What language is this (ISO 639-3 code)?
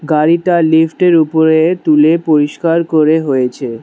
ben